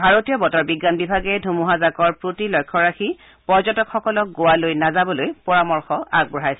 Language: Assamese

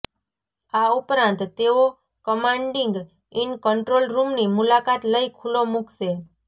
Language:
Gujarati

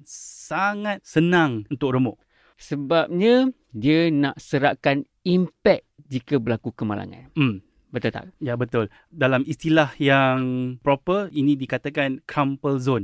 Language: Malay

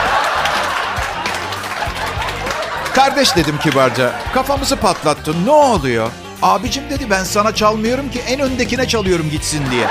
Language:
Turkish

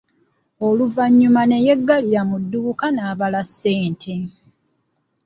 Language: Ganda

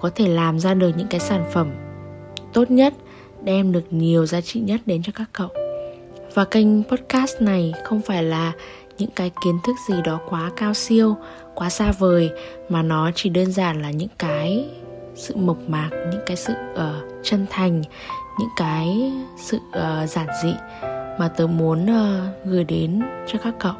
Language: Vietnamese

